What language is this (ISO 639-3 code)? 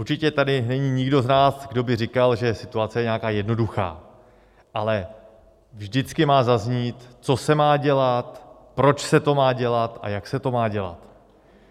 ces